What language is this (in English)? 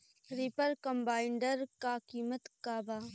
Bhojpuri